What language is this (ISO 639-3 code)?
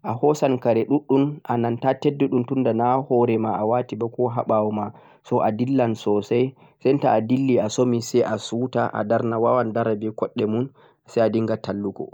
fuq